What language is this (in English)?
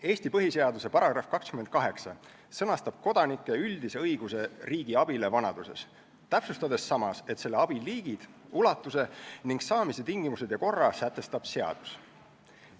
Estonian